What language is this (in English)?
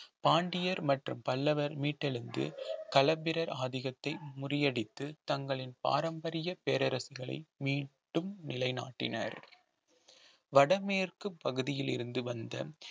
Tamil